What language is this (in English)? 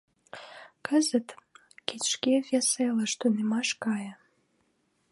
Mari